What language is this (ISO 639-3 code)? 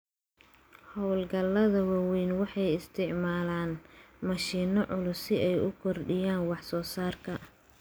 som